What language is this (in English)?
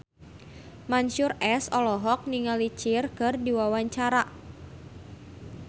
Sundanese